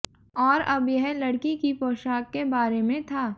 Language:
Hindi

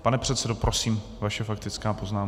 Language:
Czech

